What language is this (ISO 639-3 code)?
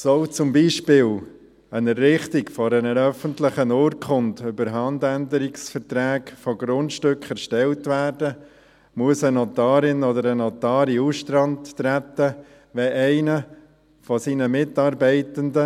gsw